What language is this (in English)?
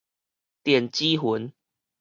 Min Nan Chinese